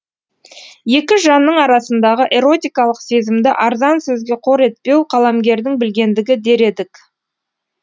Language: Kazakh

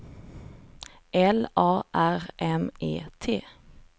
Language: Swedish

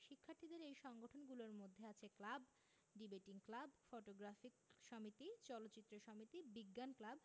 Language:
Bangla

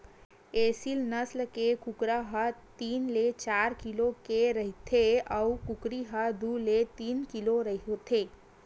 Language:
Chhattisgarhi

